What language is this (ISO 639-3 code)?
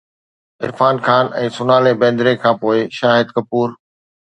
snd